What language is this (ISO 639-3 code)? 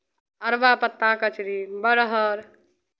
mai